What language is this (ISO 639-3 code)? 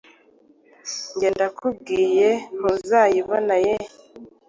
kin